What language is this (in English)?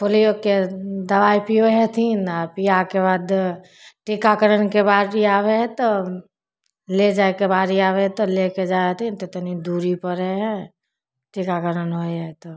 Maithili